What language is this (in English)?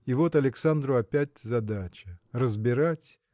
Russian